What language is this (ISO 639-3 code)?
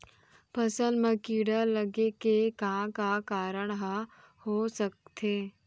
hne